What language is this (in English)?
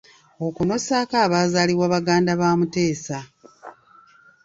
Ganda